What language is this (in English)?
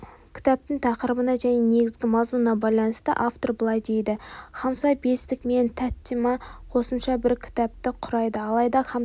Kazakh